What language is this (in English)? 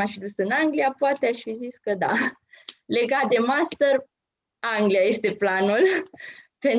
Romanian